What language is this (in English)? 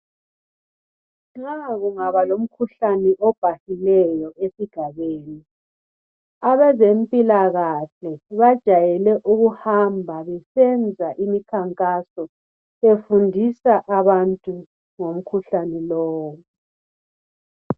North Ndebele